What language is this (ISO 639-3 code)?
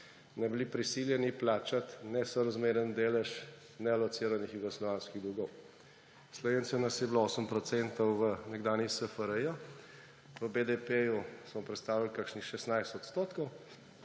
slv